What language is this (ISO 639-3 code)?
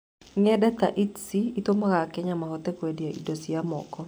kik